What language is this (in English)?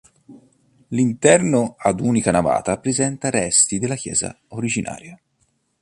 Italian